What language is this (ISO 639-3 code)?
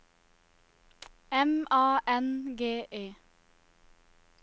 nor